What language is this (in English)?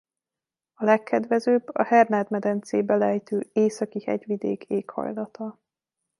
Hungarian